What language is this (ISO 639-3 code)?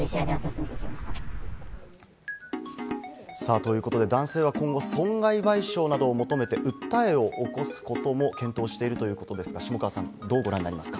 jpn